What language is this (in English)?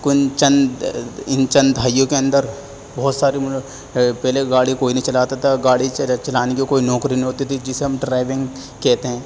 Urdu